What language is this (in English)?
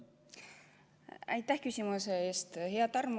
Estonian